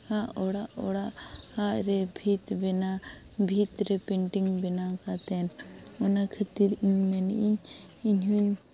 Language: Santali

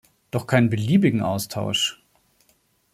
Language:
German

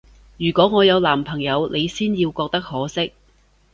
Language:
Cantonese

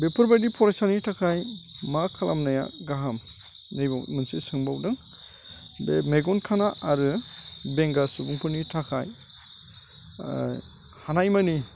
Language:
Bodo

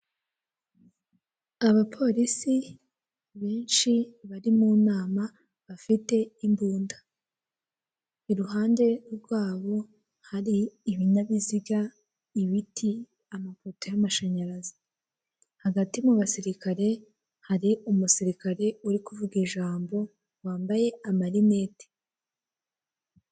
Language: Kinyarwanda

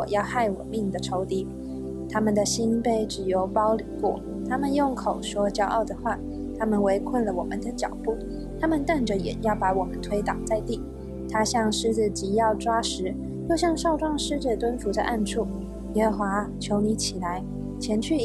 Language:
Chinese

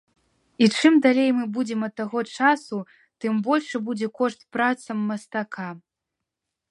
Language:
Belarusian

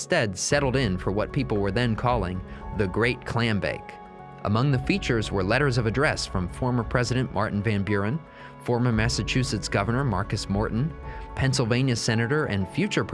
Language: English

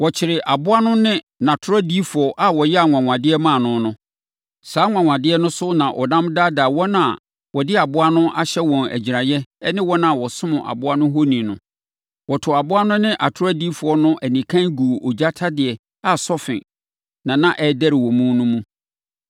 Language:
Akan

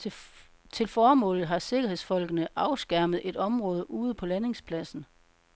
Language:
Danish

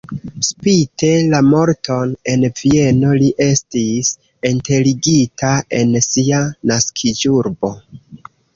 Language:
Esperanto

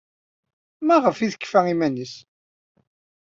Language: Kabyle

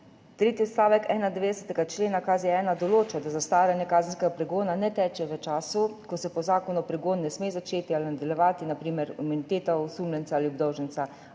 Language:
Slovenian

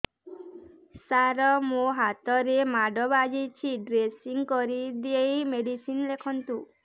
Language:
Odia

